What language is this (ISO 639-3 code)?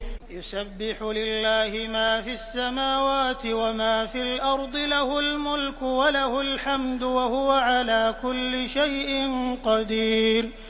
ara